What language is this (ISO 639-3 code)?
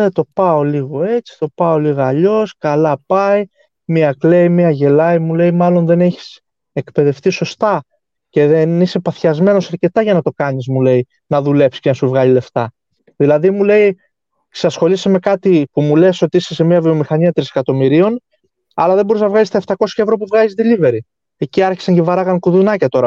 ell